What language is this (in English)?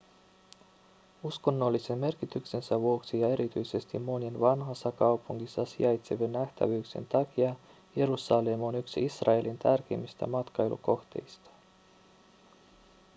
Finnish